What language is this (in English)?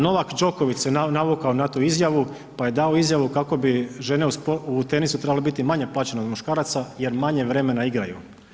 Croatian